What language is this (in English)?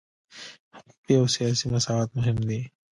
Pashto